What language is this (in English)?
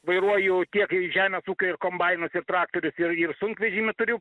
Lithuanian